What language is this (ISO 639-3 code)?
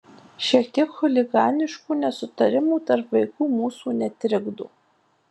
lit